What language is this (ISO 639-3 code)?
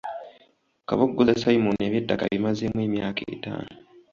lug